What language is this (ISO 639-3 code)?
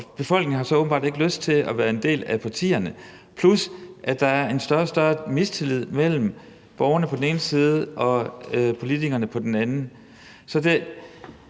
dan